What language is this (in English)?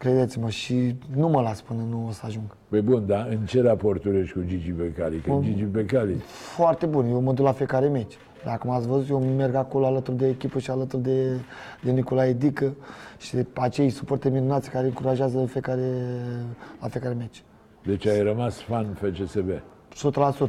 Romanian